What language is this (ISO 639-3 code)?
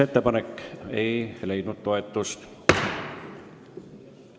est